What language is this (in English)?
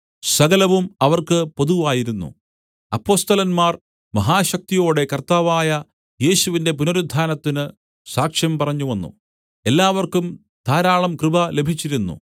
Malayalam